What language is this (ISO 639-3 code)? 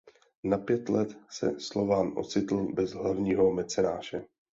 ces